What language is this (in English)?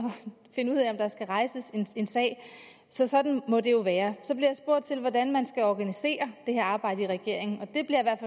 Danish